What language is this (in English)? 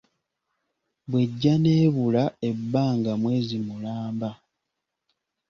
Ganda